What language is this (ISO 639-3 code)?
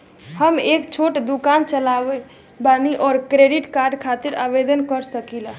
bho